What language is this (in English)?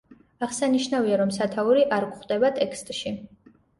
Georgian